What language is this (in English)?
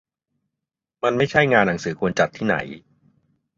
Thai